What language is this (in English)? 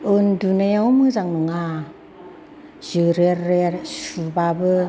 Bodo